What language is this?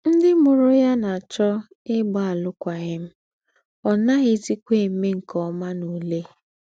Igbo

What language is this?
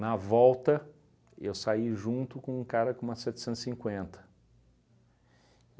Portuguese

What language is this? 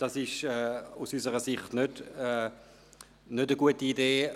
Swiss German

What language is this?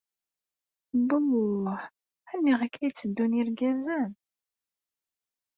Kabyle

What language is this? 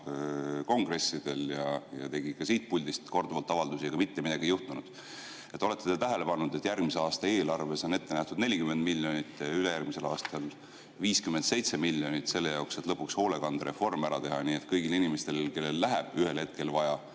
Estonian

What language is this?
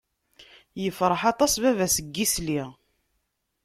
Kabyle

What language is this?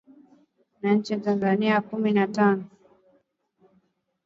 Swahili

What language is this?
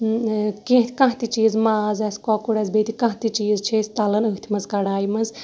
Kashmiri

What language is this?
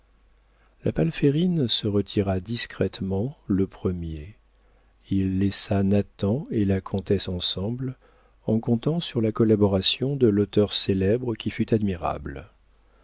French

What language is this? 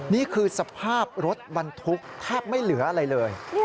Thai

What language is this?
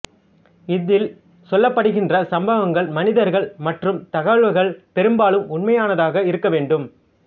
Tamil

